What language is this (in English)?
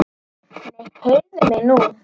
Icelandic